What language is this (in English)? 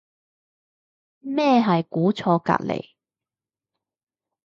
Cantonese